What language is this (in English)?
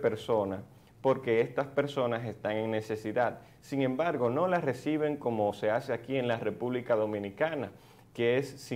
Spanish